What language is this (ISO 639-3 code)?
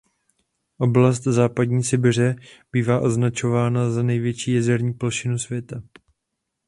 ces